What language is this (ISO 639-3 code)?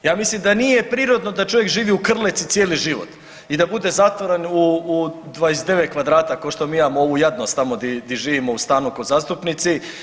hrv